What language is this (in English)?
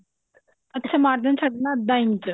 Punjabi